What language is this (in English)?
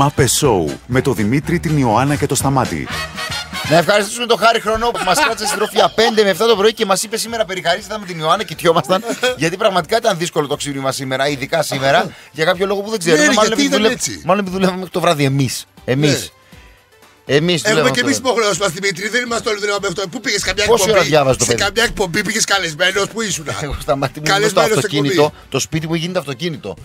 Greek